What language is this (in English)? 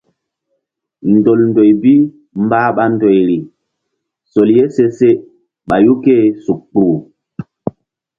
Mbum